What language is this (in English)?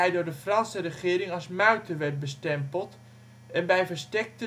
Dutch